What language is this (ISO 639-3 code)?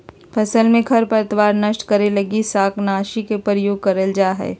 mag